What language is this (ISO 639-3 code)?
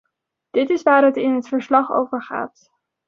nld